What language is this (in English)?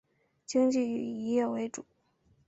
Chinese